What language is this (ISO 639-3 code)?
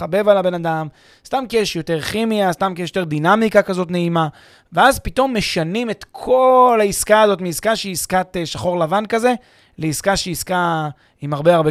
heb